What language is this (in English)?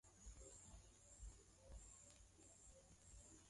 Swahili